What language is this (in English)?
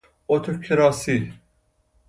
Persian